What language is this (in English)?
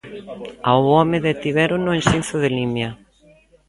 Galician